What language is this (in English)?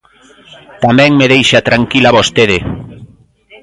Galician